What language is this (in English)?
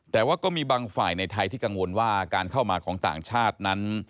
Thai